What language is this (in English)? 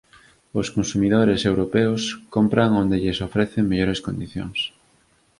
Galician